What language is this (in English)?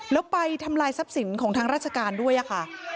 Thai